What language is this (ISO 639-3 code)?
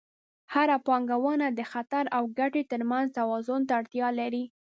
pus